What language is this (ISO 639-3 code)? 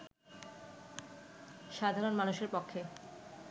ben